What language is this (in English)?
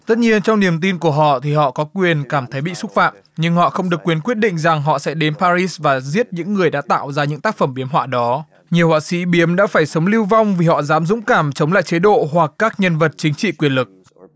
Vietnamese